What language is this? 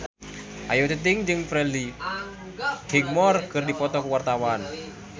Sundanese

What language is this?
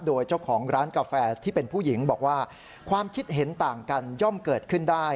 Thai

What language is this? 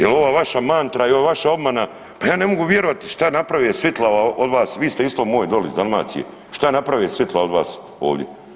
Croatian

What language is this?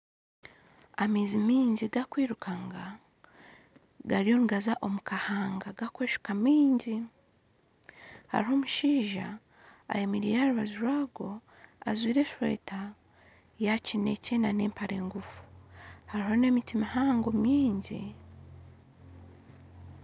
Nyankole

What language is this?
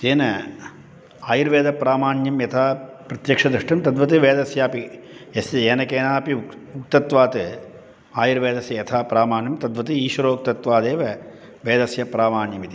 Sanskrit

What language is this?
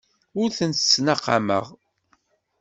Kabyle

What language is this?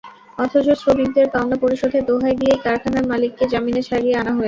Bangla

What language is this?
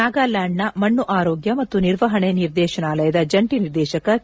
Kannada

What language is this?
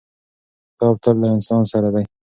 Pashto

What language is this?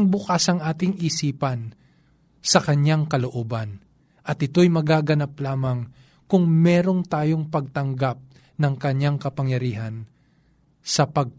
Filipino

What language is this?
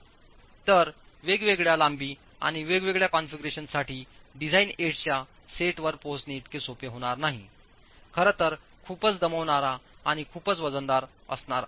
Marathi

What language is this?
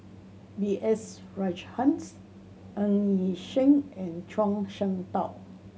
English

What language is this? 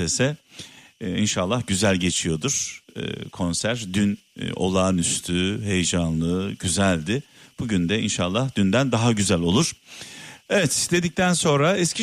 Turkish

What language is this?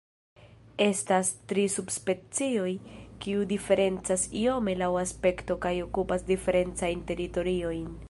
Esperanto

